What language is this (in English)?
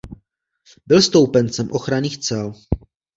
Czech